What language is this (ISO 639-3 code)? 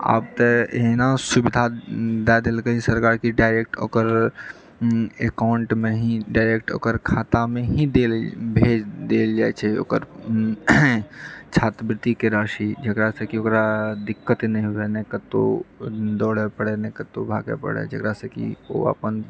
mai